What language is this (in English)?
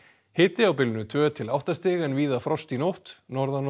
Icelandic